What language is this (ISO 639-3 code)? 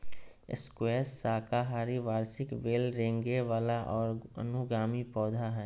mag